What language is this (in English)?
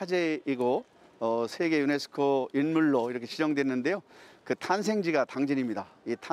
Korean